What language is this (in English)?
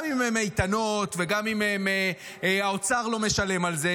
Hebrew